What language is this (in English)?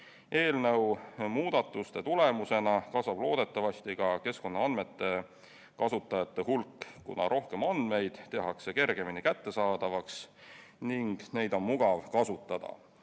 Estonian